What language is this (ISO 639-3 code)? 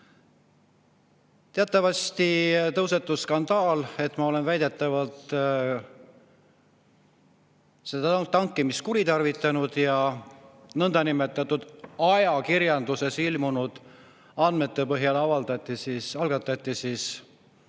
est